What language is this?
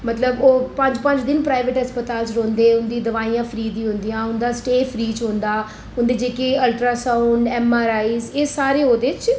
Dogri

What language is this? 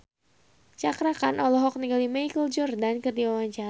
Sundanese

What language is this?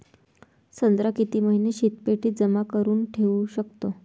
Marathi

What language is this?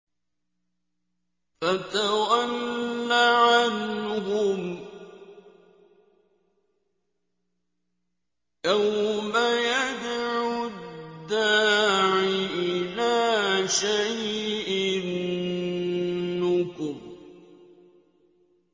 Arabic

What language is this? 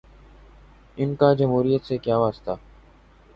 Urdu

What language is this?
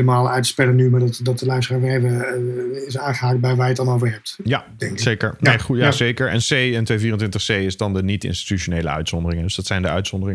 Dutch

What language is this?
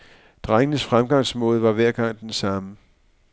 Danish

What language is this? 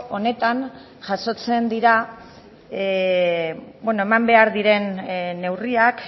Basque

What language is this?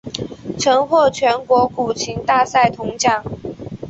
Chinese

